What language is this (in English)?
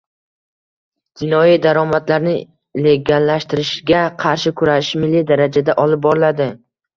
Uzbek